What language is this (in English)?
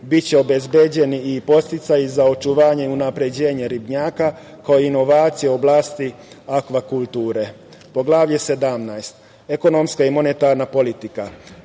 Serbian